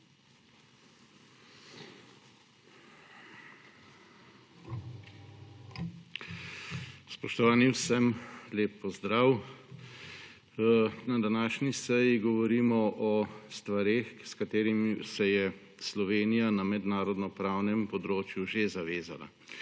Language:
Slovenian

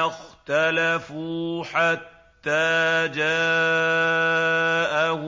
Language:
Arabic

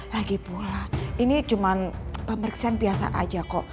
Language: Indonesian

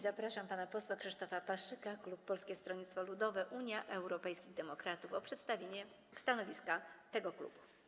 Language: Polish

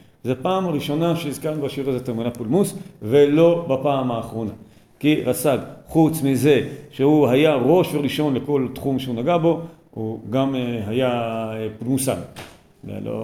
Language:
Hebrew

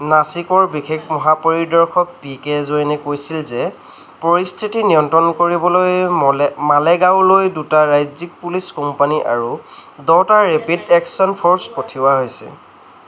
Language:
Assamese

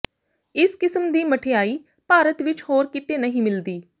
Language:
Punjabi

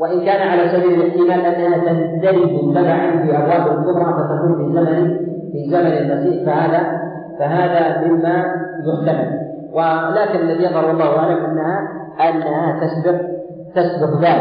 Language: Arabic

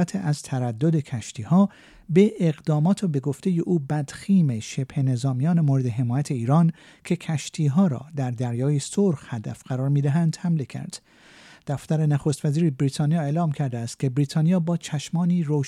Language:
Persian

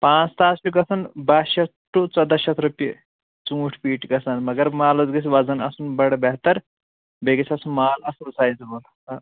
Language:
Kashmiri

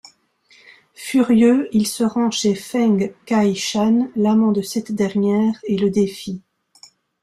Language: French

